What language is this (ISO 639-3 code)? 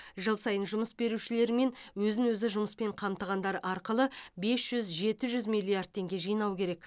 kaz